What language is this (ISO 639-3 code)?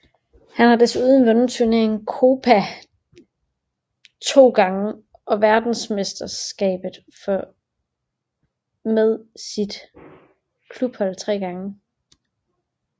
dan